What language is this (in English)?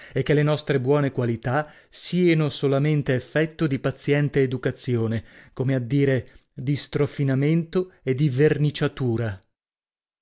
Italian